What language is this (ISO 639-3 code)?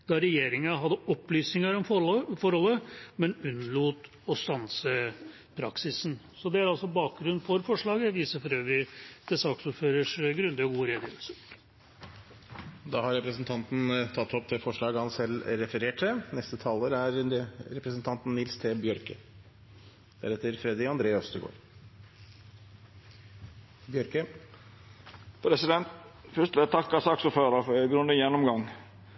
nor